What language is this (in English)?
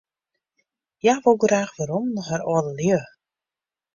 Western Frisian